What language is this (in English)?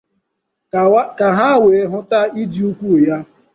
Igbo